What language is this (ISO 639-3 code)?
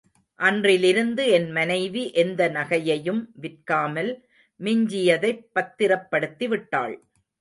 tam